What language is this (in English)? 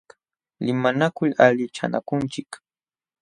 Jauja Wanca Quechua